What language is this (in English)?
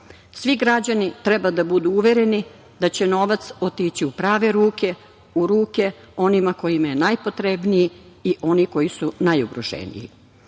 Serbian